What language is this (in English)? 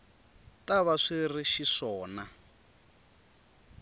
Tsonga